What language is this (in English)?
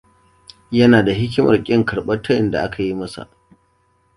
Hausa